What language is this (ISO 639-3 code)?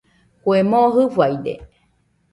hux